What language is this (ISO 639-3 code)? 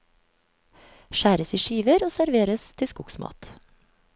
nor